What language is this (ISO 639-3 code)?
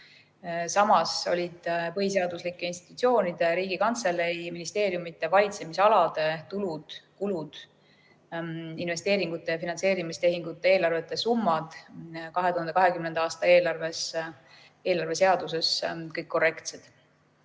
est